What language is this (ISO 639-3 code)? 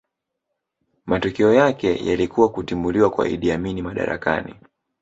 swa